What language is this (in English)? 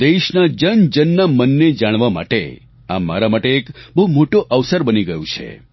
Gujarati